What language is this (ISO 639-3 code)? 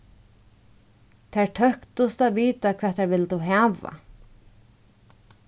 fao